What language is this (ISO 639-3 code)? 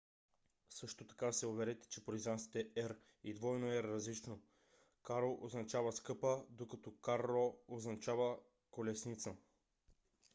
bul